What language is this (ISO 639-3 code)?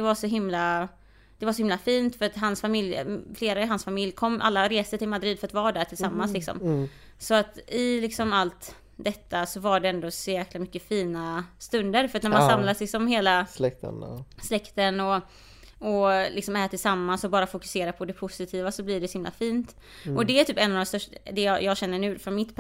swe